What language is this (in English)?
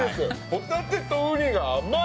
Japanese